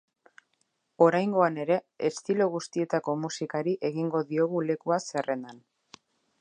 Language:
Basque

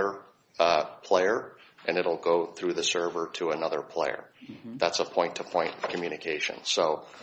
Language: English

